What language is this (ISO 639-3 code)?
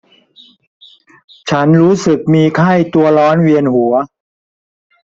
tha